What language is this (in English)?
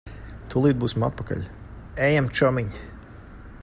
Latvian